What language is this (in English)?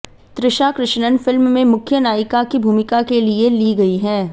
Hindi